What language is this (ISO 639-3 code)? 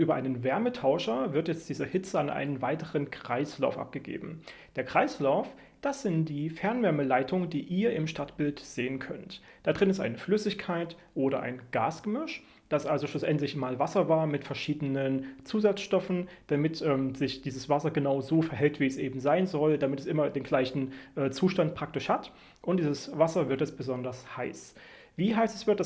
deu